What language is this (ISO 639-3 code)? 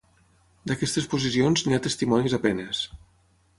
cat